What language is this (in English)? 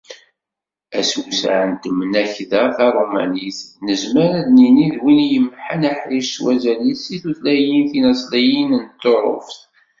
Kabyle